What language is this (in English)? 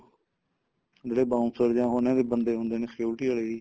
Punjabi